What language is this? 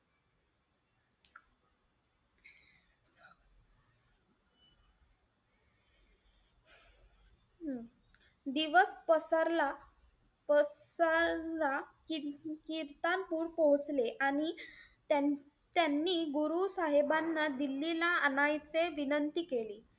Marathi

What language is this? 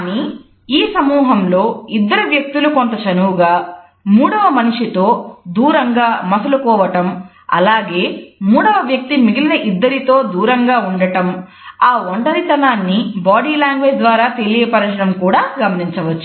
Telugu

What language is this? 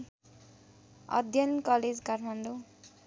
Nepali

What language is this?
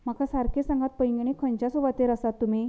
Konkani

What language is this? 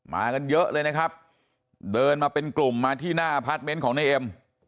Thai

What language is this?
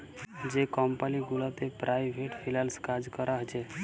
Bangla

